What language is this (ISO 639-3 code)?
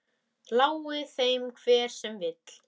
isl